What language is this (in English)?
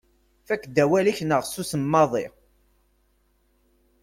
Kabyle